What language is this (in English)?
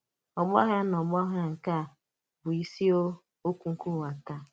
Igbo